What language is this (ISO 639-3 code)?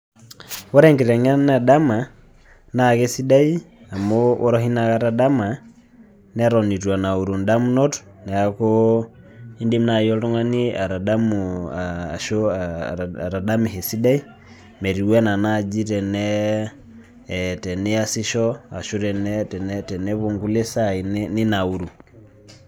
mas